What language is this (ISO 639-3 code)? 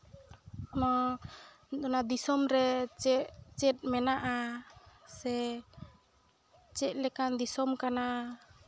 sat